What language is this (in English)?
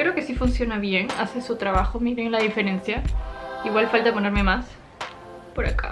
Spanish